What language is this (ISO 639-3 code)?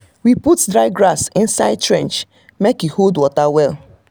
pcm